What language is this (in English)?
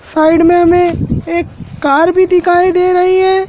Hindi